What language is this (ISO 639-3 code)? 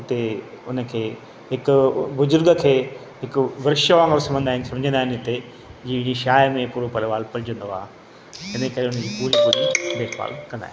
snd